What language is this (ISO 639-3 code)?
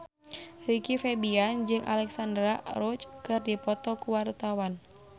sun